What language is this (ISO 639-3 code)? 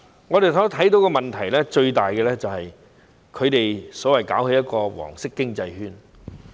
yue